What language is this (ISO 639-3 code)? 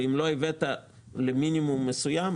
heb